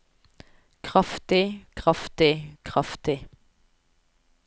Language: Norwegian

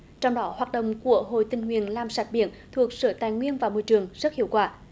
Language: Vietnamese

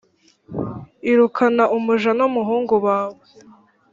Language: Kinyarwanda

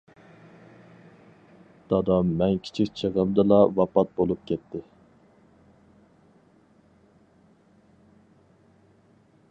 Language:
Uyghur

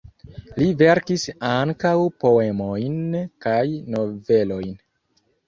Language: Esperanto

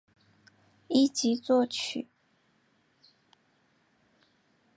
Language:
Chinese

